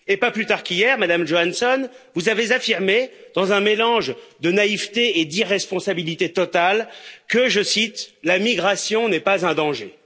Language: French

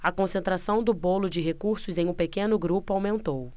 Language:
Portuguese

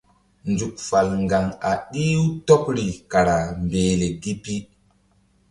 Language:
Mbum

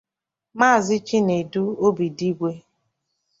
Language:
Igbo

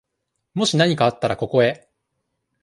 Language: Japanese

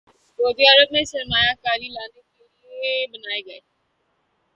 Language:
Urdu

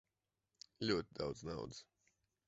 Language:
Latvian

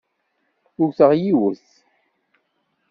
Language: Kabyle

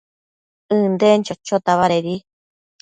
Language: Matsés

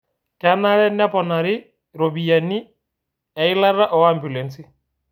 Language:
Masai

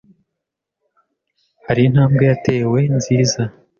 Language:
Kinyarwanda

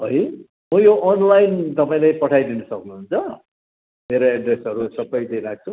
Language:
Nepali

